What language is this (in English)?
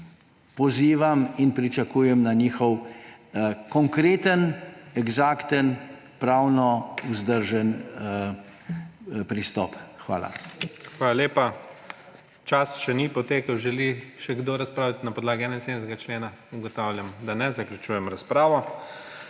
Slovenian